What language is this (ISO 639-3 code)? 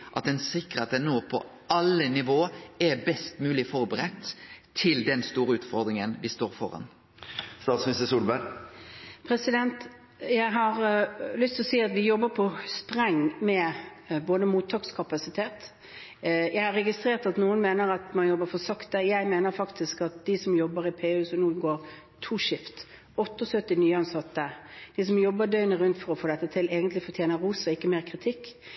nor